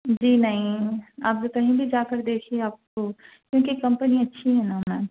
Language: Urdu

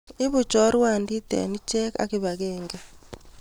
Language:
Kalenjin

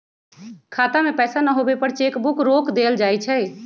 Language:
Magahi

